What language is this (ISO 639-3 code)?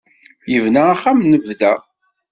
kab